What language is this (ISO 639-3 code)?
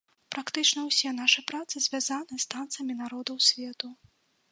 bel